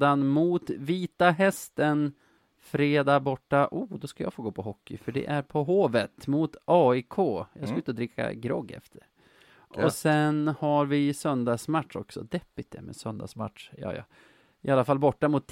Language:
Swedish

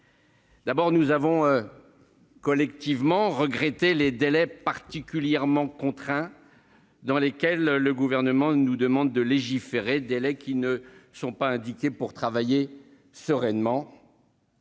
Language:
French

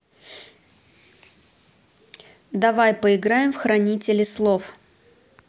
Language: Russian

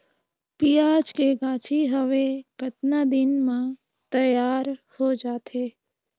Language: Chhattisgarhi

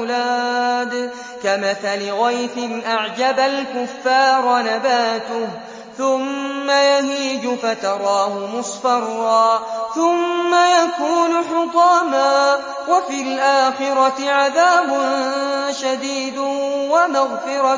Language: Arabic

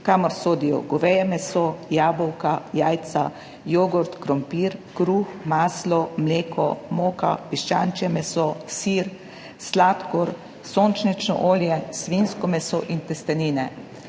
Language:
Slovenian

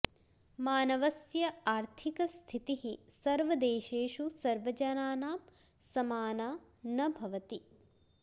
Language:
Sanskrit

